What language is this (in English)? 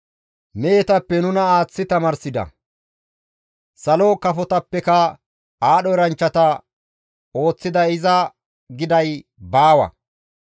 Gamo